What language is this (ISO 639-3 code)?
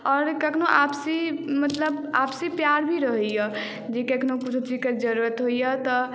mai